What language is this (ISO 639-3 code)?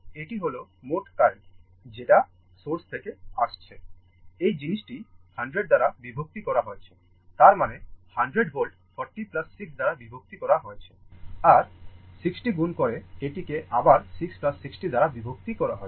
ben